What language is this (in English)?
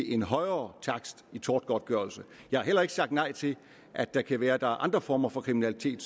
Danish